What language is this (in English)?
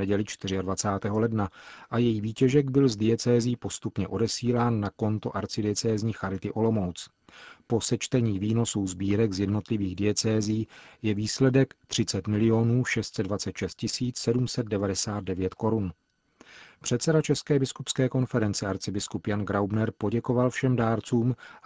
Czech